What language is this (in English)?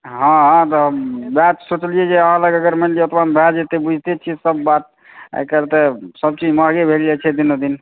Maithili